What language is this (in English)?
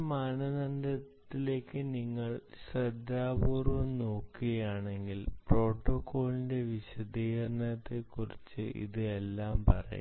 Malayalam